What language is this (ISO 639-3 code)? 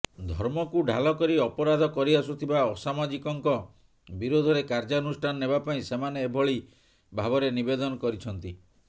ori